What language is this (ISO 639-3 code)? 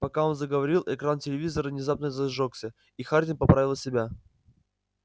rus